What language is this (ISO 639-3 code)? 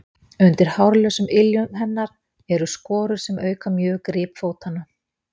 isl